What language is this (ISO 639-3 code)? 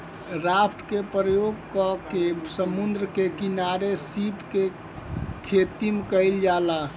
bho